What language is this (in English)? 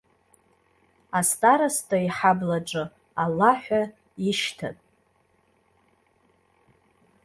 Abkhazian